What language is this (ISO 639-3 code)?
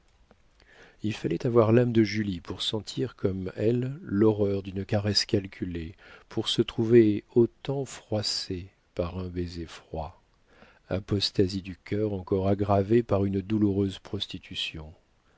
fra